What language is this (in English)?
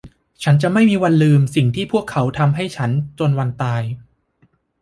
Thai